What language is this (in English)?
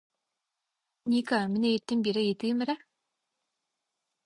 Yakut